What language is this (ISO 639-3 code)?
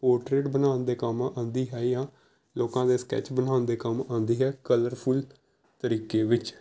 pan